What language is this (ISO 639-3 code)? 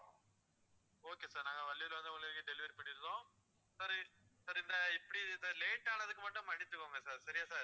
tam